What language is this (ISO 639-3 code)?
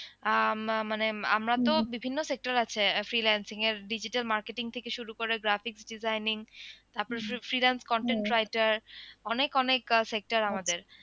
ben